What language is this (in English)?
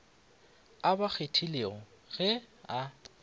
Northern Sotho